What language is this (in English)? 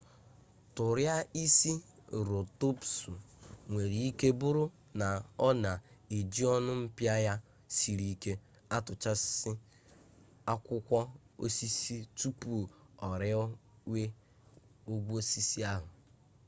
Igbo